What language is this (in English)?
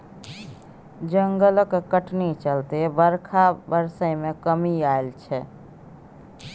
Maithili